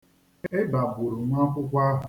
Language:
Igbo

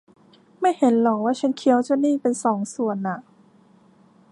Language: Thai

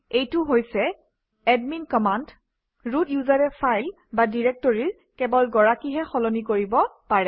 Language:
Assamese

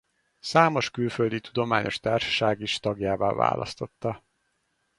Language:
Hungarian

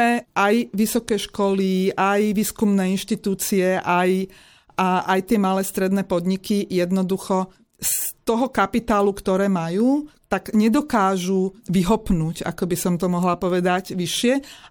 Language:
Slovak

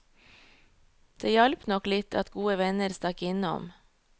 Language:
Norwegian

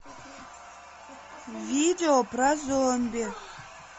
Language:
Russian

